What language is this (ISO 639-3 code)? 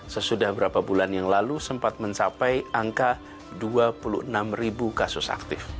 ind